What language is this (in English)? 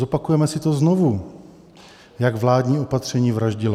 Czech